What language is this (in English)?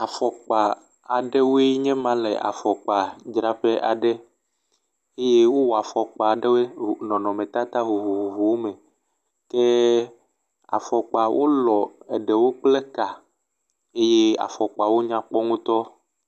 Ewe